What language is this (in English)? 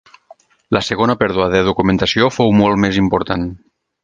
Catalan